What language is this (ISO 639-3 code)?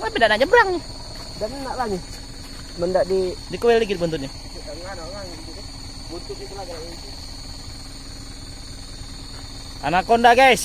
ind